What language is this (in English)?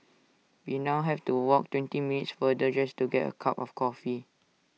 English